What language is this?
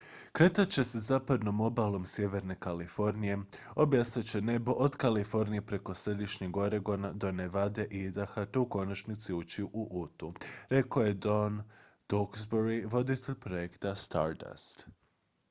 Croatian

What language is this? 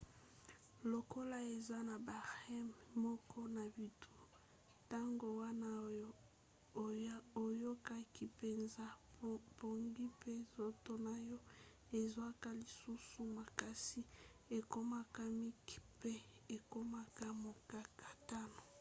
Lingala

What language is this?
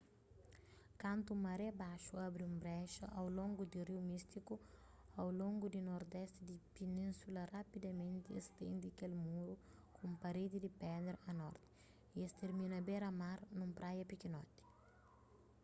Kabuverdianu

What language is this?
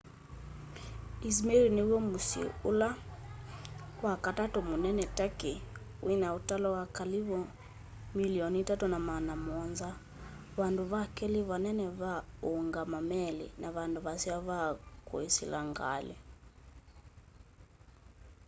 Kamba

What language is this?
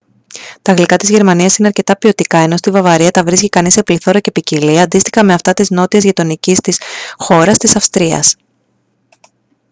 Greek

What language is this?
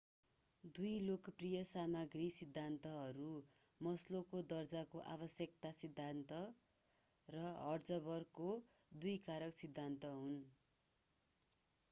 Nepali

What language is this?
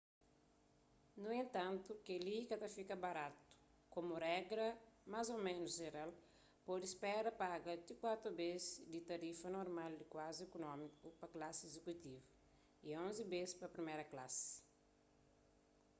Kabuverdianu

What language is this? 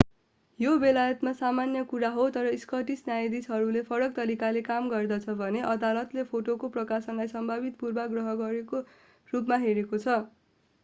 Nepali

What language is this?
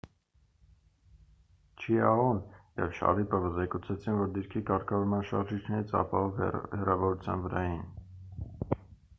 Armenian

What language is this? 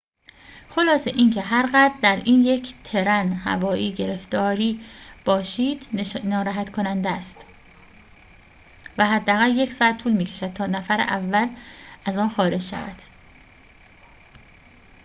Persian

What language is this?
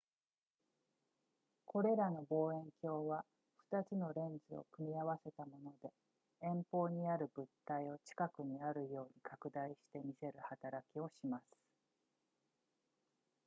Japanese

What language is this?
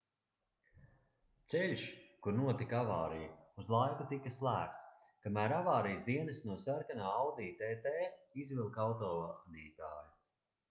Latvian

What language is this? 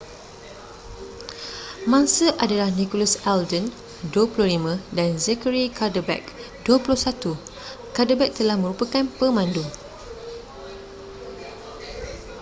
Malay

